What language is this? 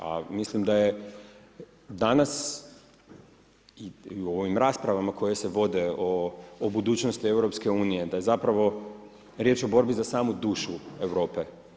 Croatian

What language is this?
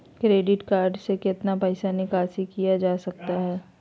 Magahi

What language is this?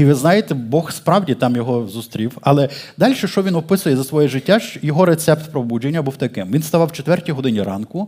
Ukrainian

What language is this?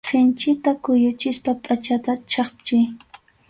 Arequipa-La Unión Quechua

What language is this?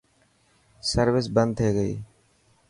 Dhatki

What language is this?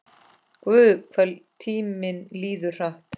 Icelandic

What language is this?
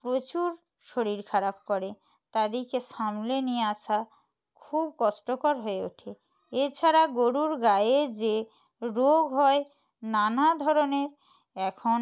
Bangla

